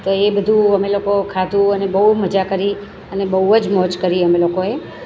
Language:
Gujarati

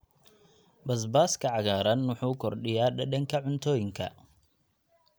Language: Somali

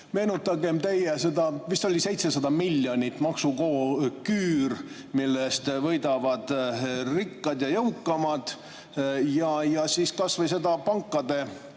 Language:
Estonian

